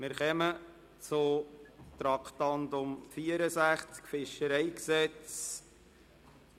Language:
Swiss German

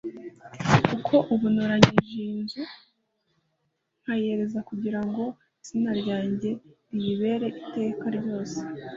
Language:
Kinyarwanda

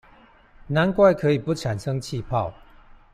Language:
Chinese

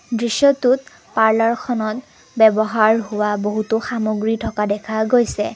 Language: Assamese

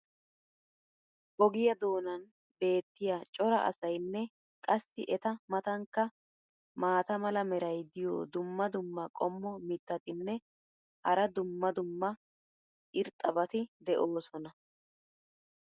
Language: Wolaytta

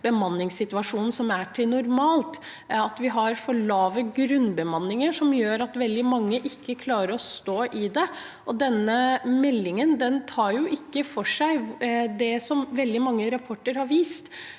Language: Norwegian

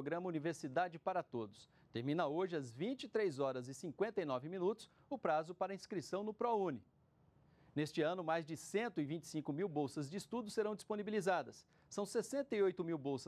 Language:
Portuguese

